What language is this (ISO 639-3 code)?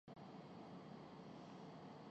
urd